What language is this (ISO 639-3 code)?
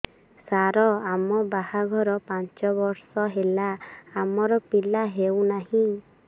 ori